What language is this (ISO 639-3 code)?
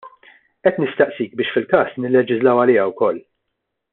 mlt